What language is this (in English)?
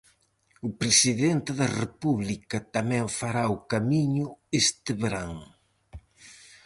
Galician